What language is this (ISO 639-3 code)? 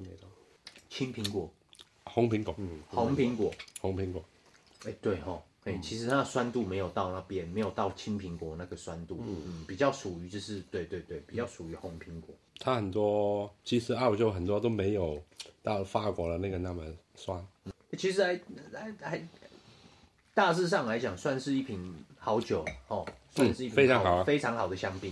zho